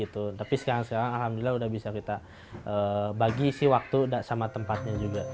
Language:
Indonesian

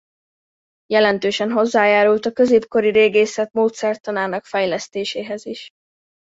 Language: Hungarian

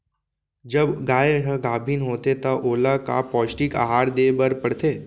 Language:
Chhattisgarhi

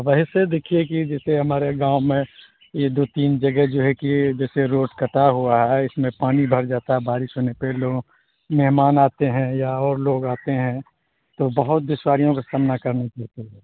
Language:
Urdu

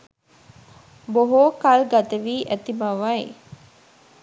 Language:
Sinhala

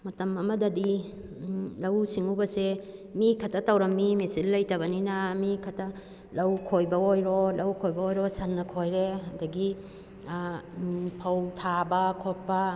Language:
Manipuri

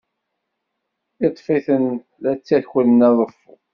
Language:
Kabyle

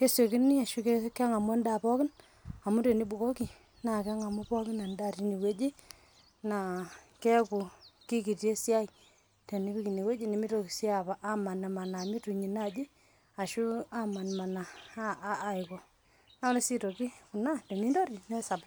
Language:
Masai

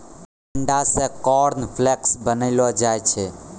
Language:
Maithili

